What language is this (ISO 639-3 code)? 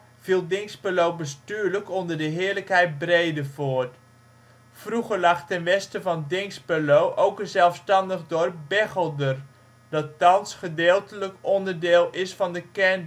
nld